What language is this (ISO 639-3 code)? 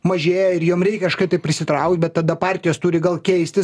lit